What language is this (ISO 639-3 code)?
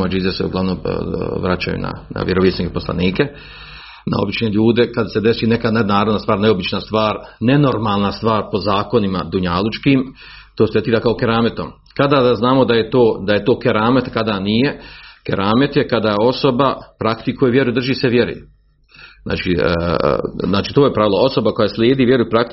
hrv